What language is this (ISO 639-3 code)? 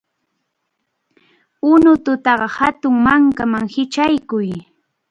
qxu